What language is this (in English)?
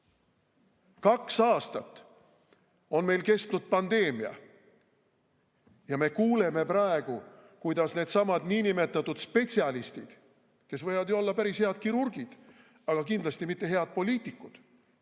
Estonian